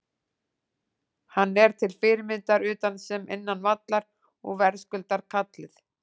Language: Icelandic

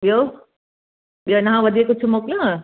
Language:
Sindhi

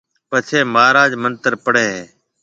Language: Marwari (Pakistan)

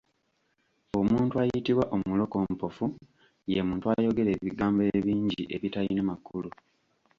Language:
Ganda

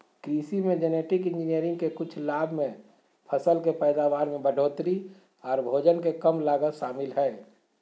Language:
Magahi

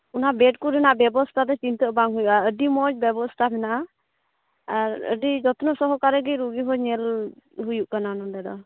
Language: Santali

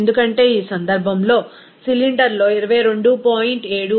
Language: Telugu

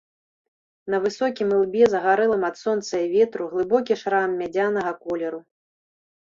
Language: Belarusian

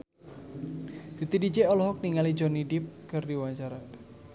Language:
Sundanese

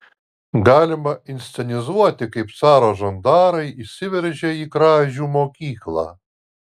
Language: Lithuanian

